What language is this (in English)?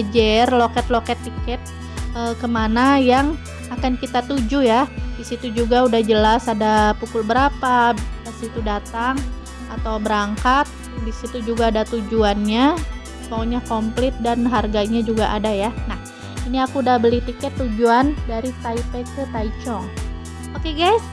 Indonesian